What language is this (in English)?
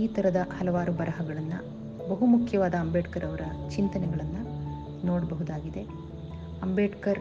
Kannada